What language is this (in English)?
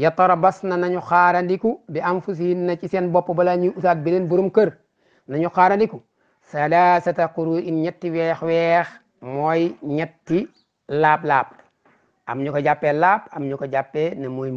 Indonesian